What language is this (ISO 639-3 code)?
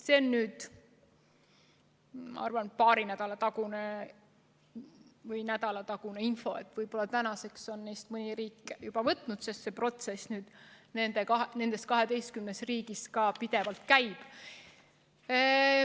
est